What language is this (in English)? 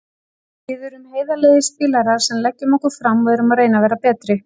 Icelandic